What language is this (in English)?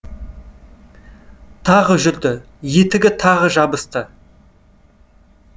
Kazakh